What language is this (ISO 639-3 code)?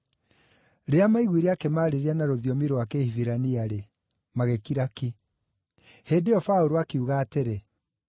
kik